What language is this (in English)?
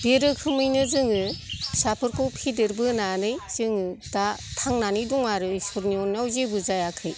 Bodo